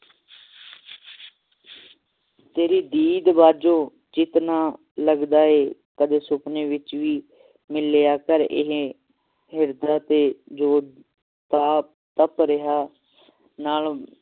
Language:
Punjabi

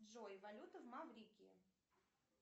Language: Russian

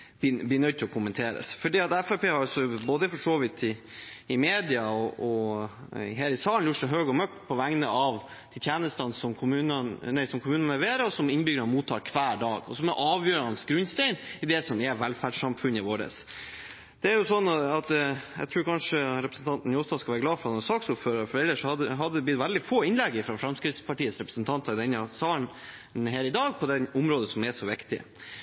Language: Norwegian Bokmål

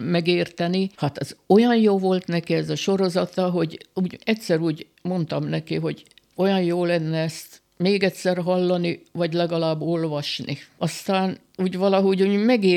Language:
Hungarian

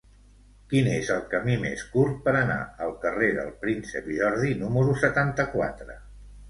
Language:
Catalan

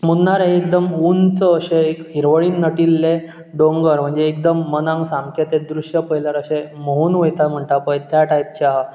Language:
Konkani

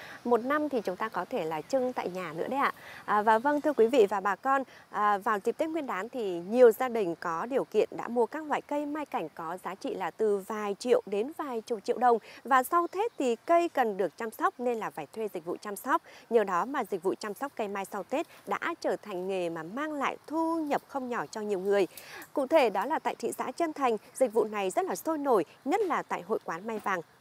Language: Vietnamese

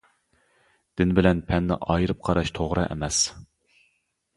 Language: Uyghur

